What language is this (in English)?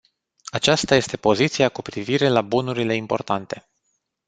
Romanian